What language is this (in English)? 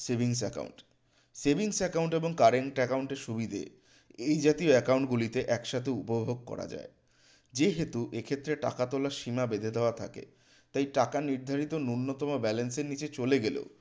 Bangla